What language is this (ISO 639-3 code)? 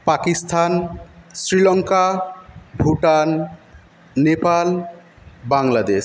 ben